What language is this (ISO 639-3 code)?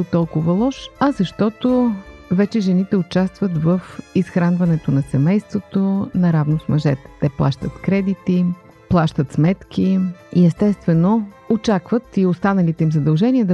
bul